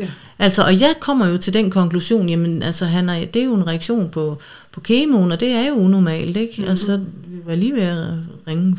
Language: Danish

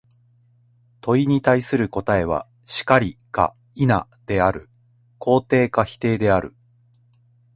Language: Japanese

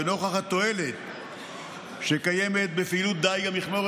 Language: Hebrew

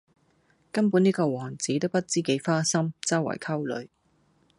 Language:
Cantonese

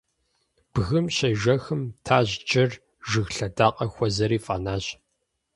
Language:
Kabardian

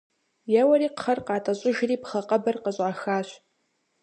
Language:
Kabardian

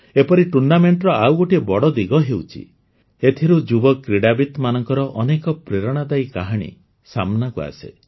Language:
Odia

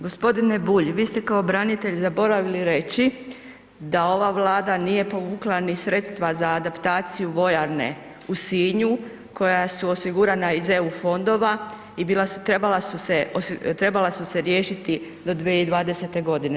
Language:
Croatian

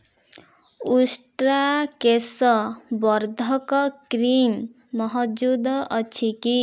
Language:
Odia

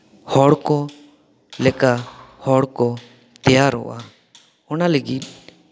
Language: Santali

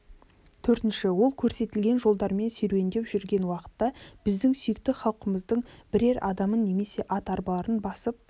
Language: Kazakh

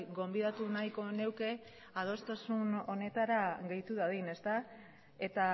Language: Basque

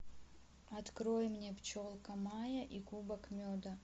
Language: Russian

